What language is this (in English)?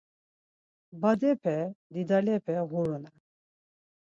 Laz